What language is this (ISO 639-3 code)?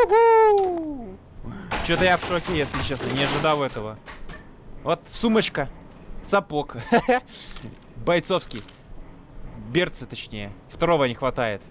rus